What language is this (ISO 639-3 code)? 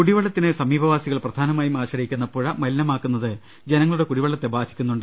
mal